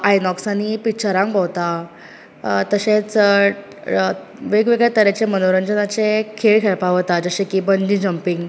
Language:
Konkani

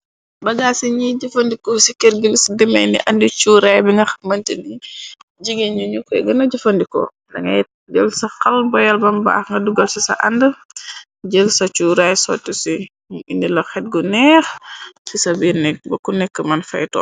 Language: Wolof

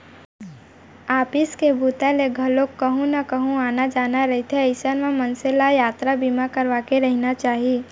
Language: Chhattisgarhi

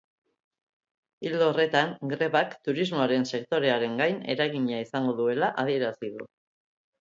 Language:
Basque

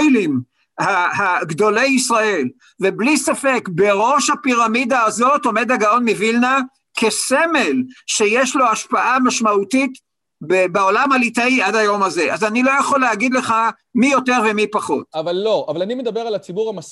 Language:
Hebrew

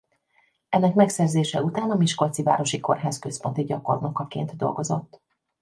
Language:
Hungarian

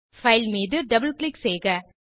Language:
Tamil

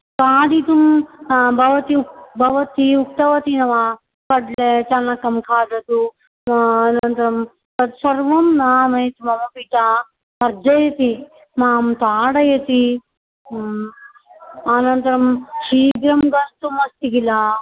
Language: Sanskrit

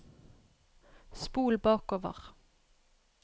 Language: Norwegian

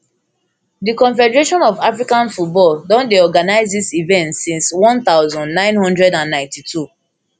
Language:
Nigerian Pidgin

